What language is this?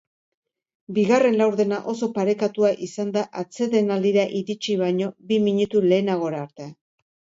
Basque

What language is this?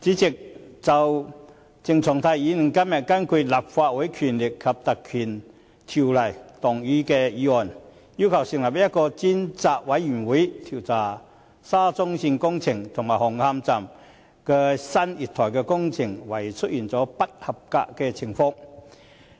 Cantonese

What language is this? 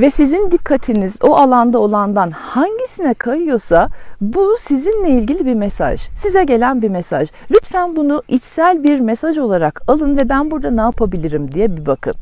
Turkish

